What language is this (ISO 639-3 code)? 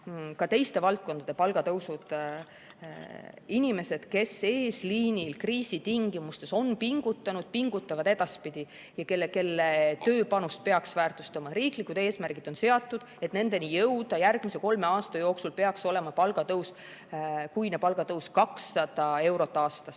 est